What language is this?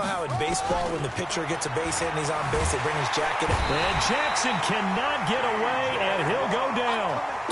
English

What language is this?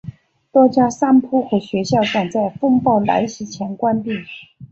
Chinese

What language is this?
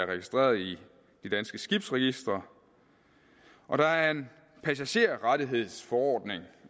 Danish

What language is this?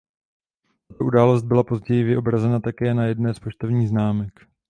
Czech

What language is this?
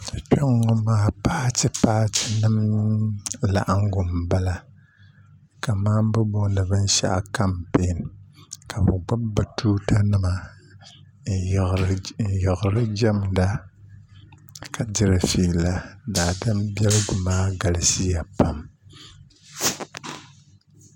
Dagbani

